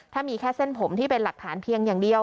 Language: Thai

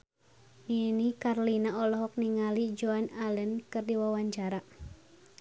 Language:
Sundanese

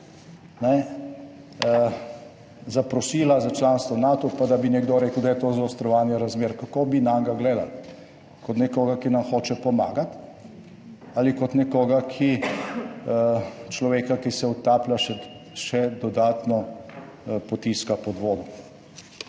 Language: Slovenian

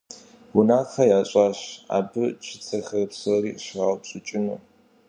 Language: Kabardian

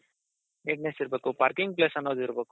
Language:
Kannada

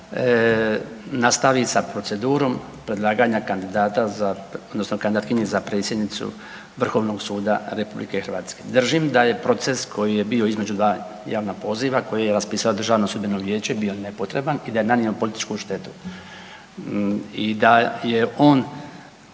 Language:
Croatian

